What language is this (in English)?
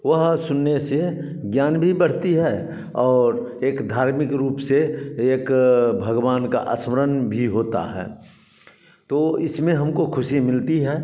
Hindi